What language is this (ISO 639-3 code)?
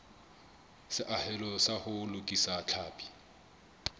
sot